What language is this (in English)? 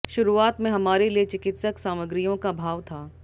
Hindi